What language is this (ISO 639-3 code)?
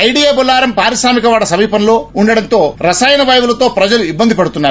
tel